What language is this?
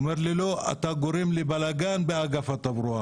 Hebrew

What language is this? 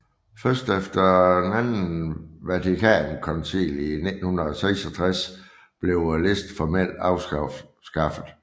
Danish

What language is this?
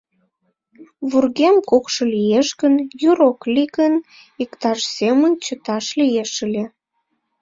Mari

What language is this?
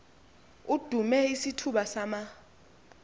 Xhosa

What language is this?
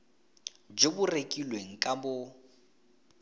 Tswana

